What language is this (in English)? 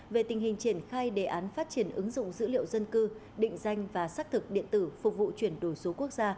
Vietnamese